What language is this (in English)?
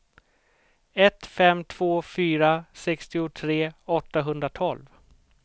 Swedish